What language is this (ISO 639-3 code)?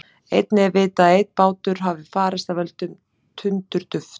isl